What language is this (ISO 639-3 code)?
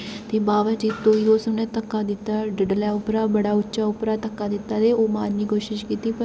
doi